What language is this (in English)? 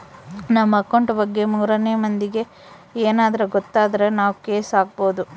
Kannada